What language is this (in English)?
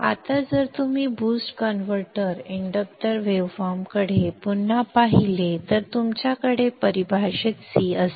Marathi